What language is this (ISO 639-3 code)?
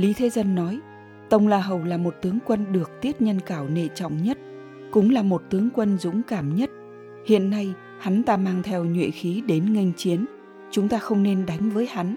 vie